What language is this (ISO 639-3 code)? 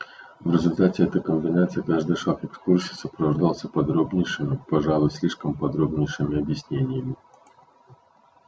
rus